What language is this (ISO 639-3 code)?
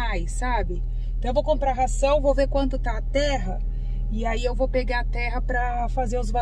por